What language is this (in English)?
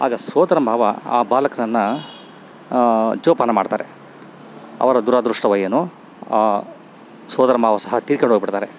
Kannada